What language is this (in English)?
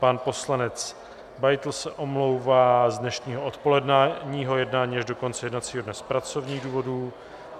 Czech